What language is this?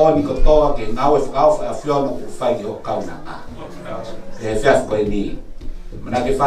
Spanish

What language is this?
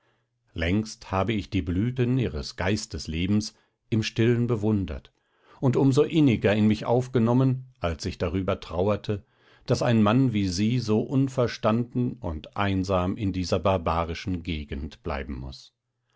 German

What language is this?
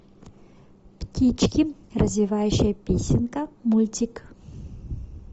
Russian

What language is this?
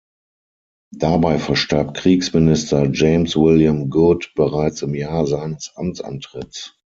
German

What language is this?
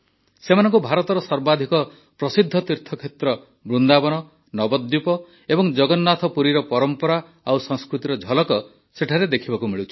Odia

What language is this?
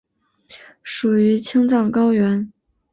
Chinese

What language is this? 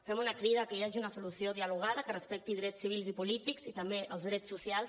Catalan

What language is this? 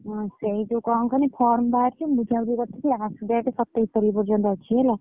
Odia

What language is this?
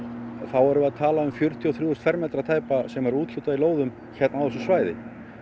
Icelandic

